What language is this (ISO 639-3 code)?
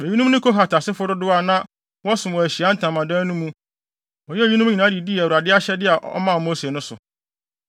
aka